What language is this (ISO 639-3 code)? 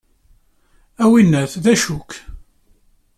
kab